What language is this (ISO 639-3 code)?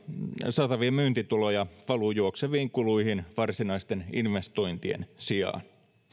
fin